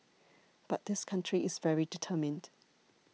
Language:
English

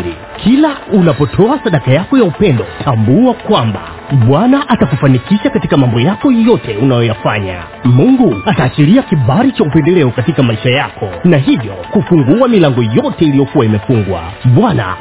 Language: Swahili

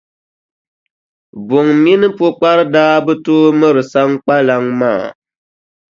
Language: Dagbani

